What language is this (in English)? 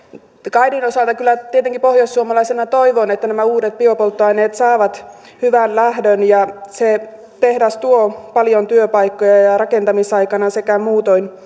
Finnish